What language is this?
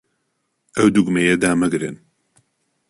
Central Kurdish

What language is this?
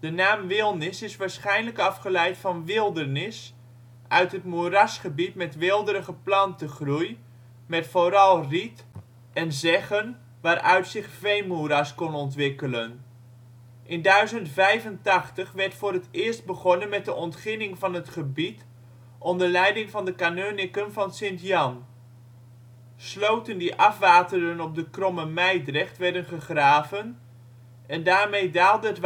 Dutch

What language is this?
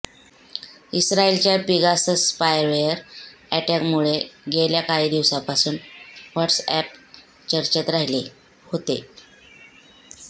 Marathi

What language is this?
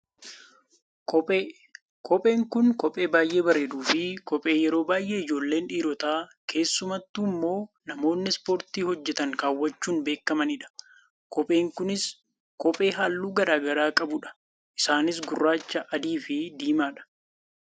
Oromo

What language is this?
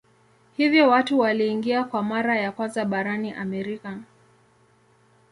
Swahili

